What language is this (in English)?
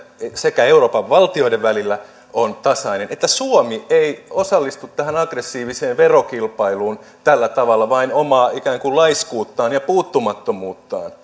Finnish